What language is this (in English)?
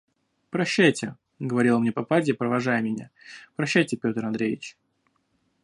Russian